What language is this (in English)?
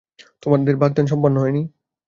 Bangla